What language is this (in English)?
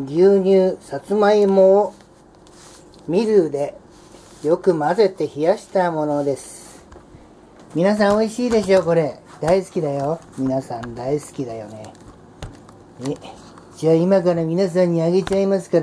Japanese